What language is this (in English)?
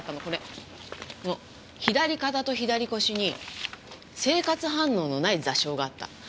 Japanese